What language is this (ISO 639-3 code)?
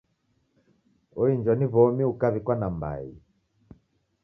dav